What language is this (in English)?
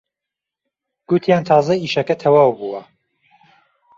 Central Kurdish